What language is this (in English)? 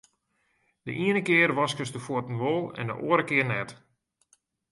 Western Frisian